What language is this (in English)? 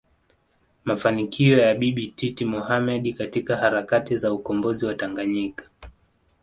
Swahili